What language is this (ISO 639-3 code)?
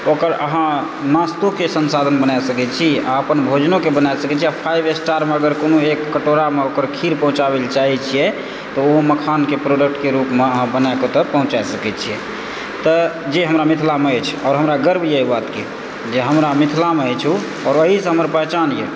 mai